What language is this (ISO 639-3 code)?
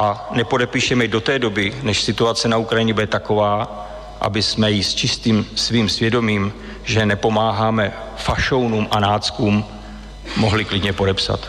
ces